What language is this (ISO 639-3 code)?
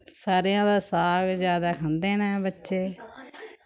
doi